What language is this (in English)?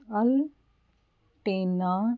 Punjabi